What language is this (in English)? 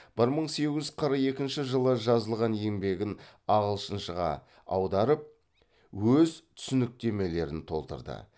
Kazakh